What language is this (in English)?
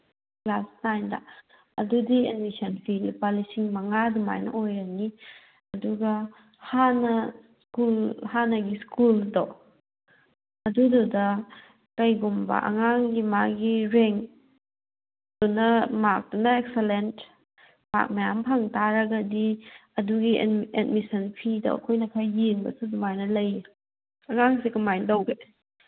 Manipuri